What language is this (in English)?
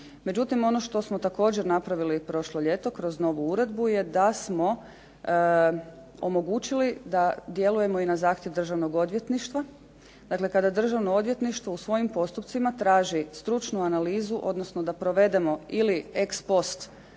Croatian